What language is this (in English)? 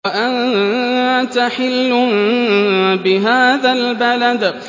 Arabic